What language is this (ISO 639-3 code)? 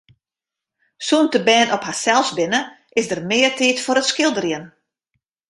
fry